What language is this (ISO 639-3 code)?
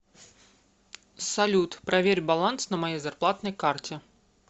rus